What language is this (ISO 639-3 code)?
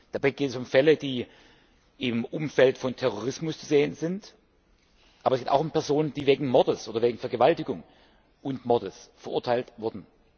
deu